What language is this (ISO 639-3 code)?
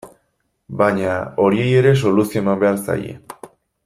eus